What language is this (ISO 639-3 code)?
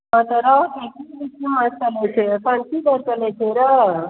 mai